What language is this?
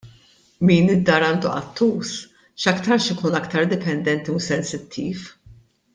Maltese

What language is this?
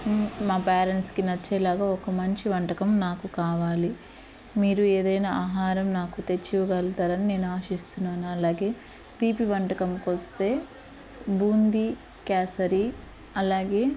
Telugu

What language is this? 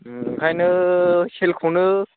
Bodo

